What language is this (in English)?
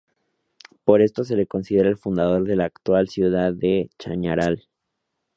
Spanish